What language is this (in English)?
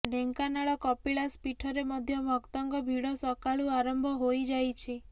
Odia